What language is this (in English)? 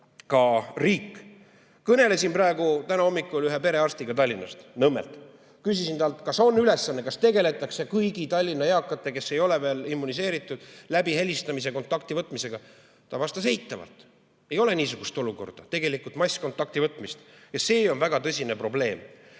Estonian